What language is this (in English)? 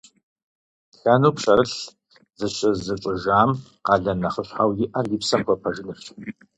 Kabardian